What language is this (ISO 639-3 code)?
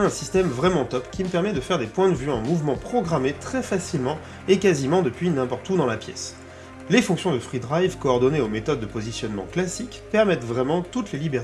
fra